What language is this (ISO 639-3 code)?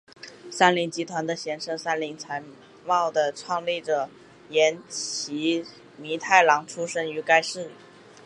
zho